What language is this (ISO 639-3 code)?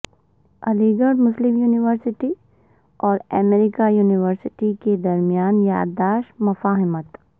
urd